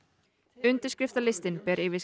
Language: Icelandic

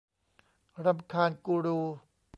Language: Thai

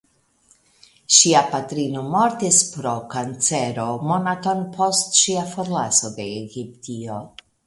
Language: Esperanto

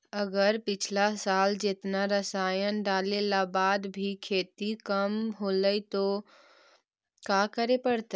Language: Magahi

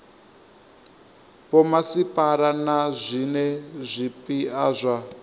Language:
Venda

